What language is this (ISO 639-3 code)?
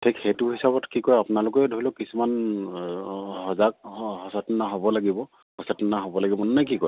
asm